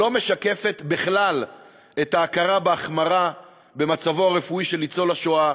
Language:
Hebrew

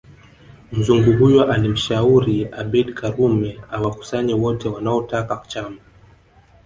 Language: Swahili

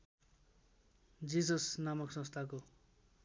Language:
Nepali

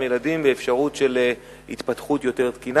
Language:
Hebrew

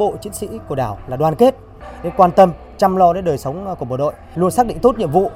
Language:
Vietnamese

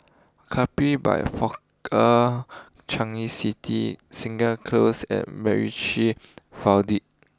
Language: English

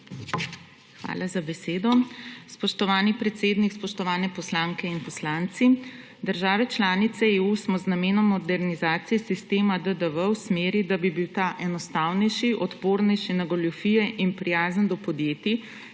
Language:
Slovenian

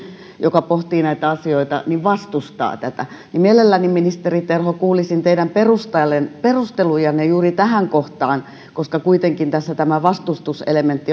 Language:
Finnish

